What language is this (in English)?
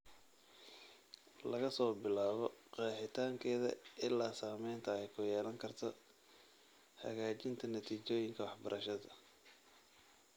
Somali